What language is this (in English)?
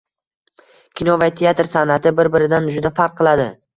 Uzbek